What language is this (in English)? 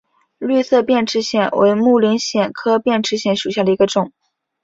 Chinese